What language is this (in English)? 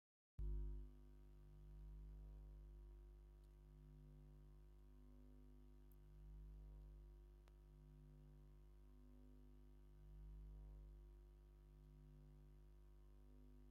Tigrinya